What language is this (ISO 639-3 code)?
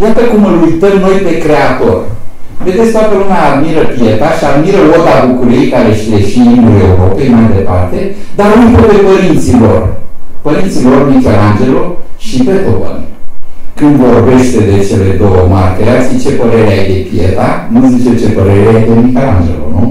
ron